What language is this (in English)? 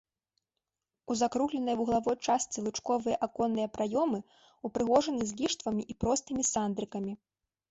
Belarusian